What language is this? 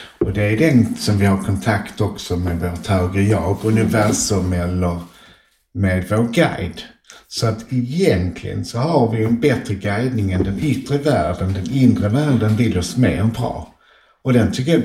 Swedish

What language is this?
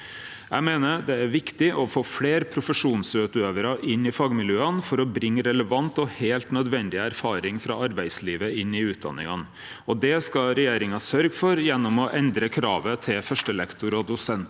Norwegian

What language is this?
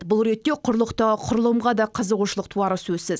Kazakh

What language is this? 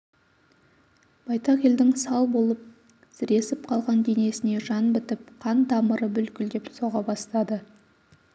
Kazakh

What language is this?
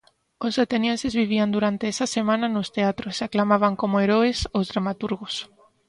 Galician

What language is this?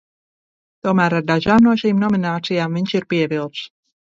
Latvian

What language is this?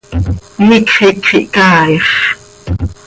Seri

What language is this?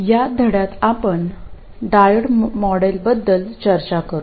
Marathi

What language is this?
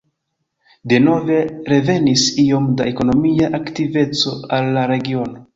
Esperanto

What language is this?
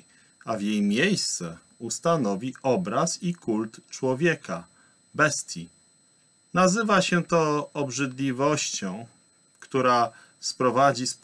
Polish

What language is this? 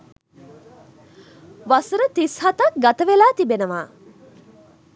Sinhala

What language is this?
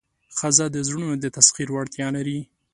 Pashto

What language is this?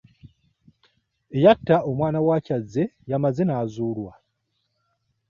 Ganda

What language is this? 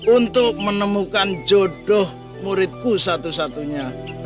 Indonesian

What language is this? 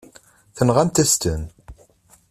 Kabyle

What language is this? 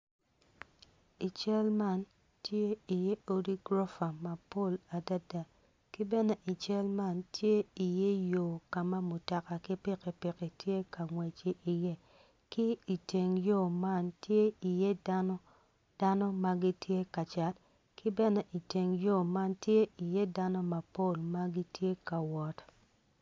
Acoli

